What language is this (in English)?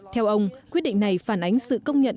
Vietnamese